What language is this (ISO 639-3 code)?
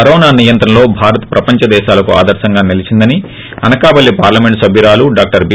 tel